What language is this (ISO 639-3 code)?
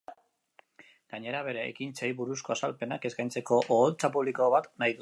eus